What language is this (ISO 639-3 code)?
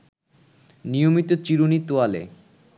ben